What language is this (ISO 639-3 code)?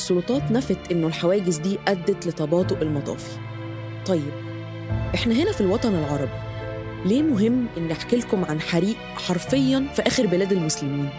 ara